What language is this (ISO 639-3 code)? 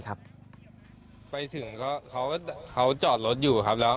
tha